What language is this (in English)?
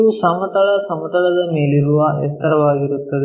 Kannada